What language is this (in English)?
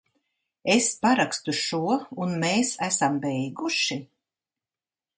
Latvian